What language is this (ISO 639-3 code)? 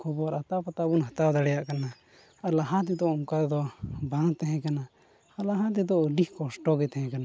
sat